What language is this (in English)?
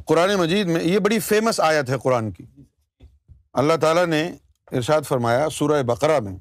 Urdu